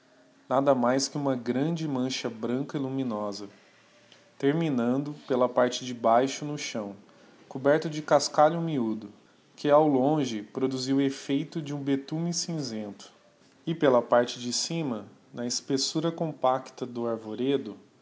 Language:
Portuguese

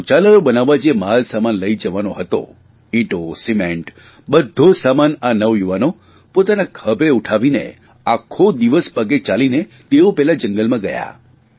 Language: Gujarati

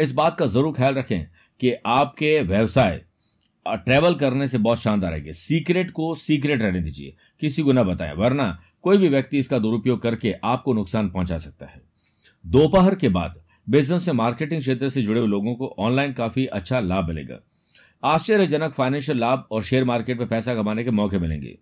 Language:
Hindi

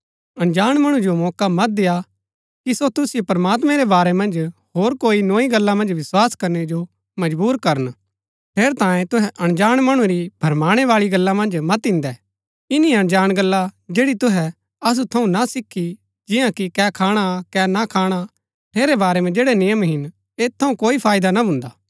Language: Gaddi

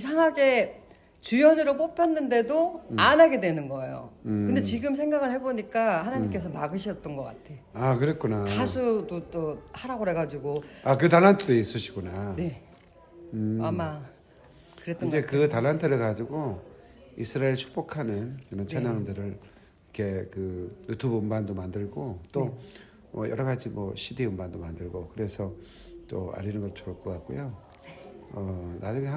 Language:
Korean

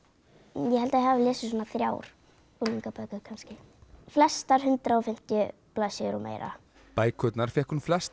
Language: Icelandic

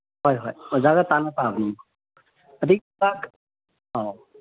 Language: Manipuri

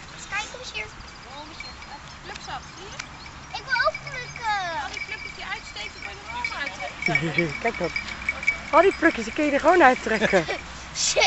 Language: Dutch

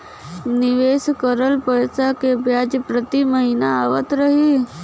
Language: Bhojpuri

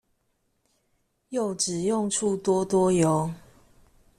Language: Chinese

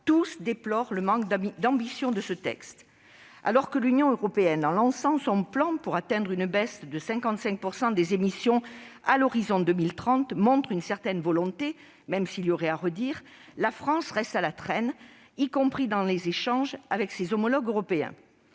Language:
French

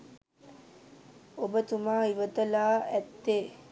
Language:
Sinhala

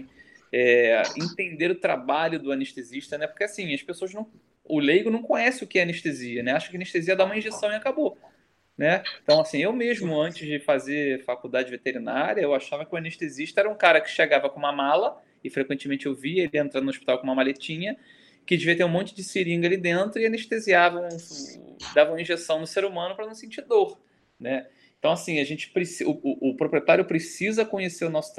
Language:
Portuguese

